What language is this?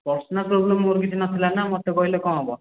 Odia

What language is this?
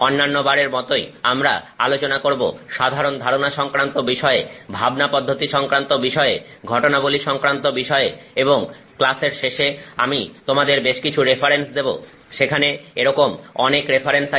Bangla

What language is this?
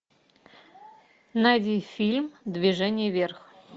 Russian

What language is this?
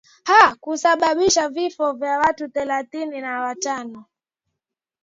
Swahili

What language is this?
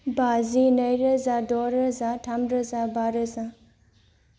Bodo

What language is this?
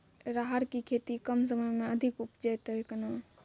Maithili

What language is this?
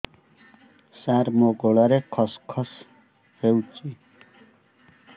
Odia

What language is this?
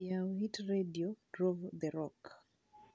Luo (Kenya and Tanzania)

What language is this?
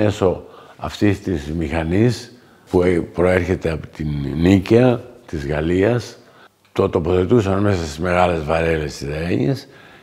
Greek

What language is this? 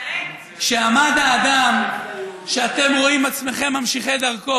Hebrew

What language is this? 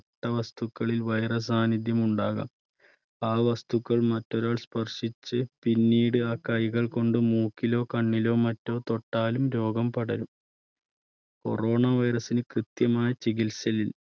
Malayalam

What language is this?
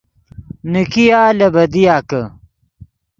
Yidgha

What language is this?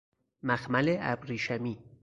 Persian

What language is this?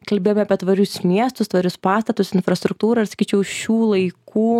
Lithuanian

